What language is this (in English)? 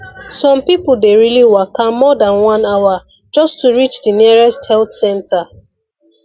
Nigerian Pidgin